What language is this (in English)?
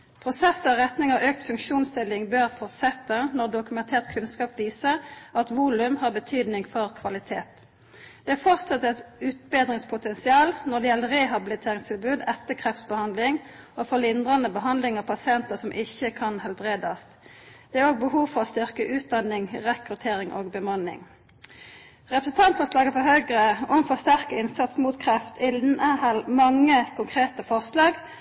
Norwegian Nynorsk